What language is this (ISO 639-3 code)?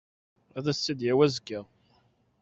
kab